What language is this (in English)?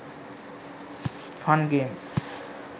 Sinhala